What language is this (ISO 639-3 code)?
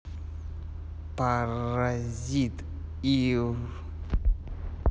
rus